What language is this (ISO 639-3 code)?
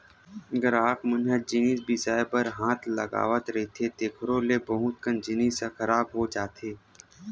hne